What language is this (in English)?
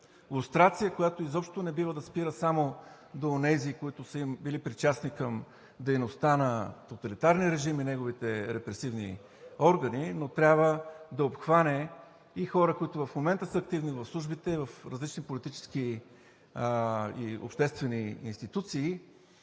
Bulgarian